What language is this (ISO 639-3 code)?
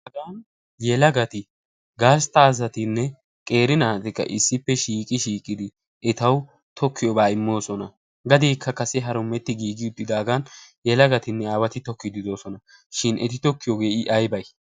wal